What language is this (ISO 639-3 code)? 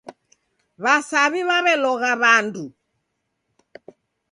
dav